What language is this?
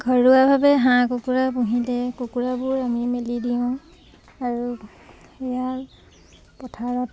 Assamese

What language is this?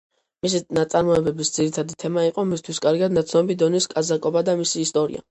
Georgian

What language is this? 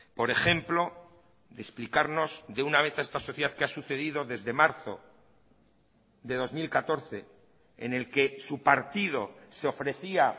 Spanish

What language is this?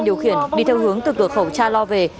Vietnamese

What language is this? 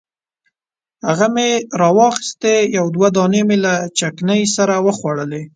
Pashto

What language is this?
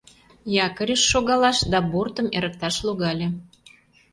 Mari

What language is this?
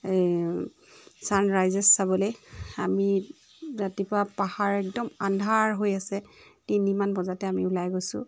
Assamese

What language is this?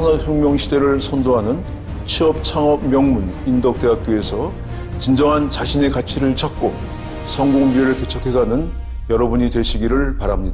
Korean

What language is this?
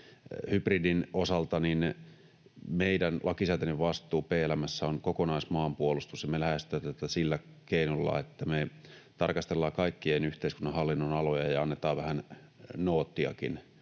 Finnish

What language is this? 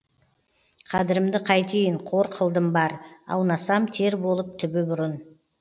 Kazakh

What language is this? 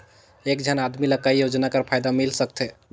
Chhattisgarhi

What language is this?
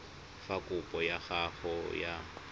Tswana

